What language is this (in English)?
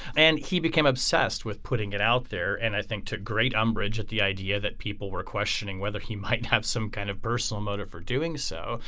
English